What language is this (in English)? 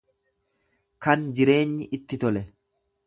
Oromo